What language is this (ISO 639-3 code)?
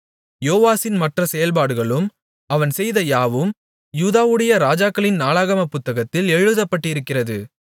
tam